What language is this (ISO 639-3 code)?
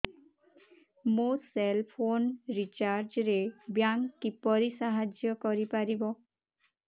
ori